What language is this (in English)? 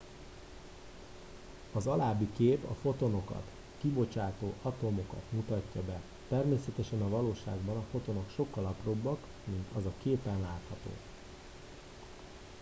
Hungarian